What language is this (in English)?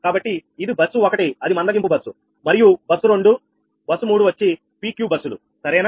Telugu